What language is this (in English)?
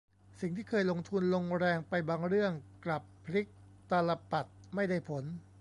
Thai